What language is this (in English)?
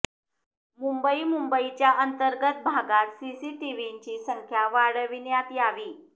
Marathi